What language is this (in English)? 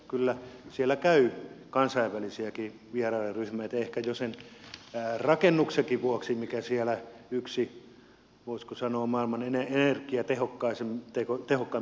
Finnish